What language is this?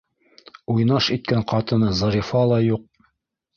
Bashkir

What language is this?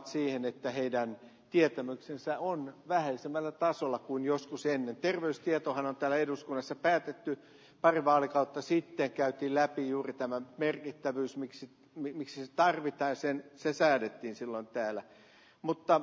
Finnish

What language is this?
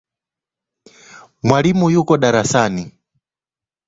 Swahili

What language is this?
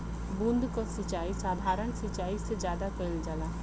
Bhojpuri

